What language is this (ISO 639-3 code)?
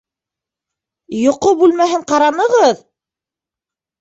bak